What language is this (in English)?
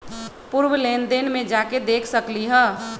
Magahi